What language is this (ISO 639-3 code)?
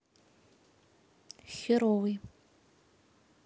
rus